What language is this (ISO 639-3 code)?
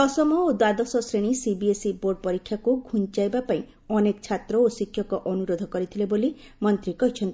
ori